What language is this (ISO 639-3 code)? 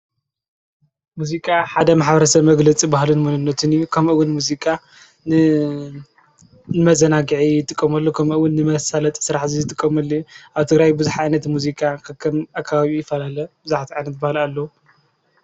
tir